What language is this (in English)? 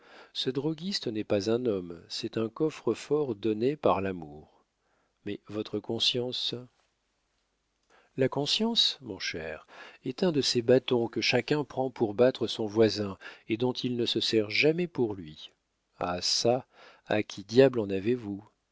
French